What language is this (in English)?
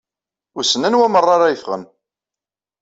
Kabyle